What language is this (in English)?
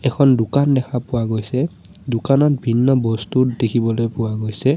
Assamese